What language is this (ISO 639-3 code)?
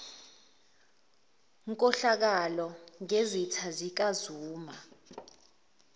zul